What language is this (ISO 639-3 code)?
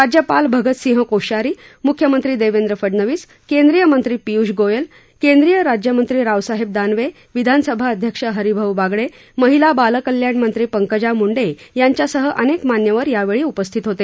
mar